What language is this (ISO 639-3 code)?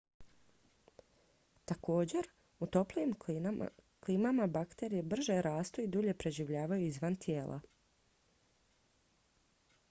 hrv